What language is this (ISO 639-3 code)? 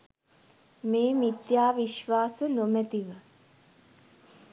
sin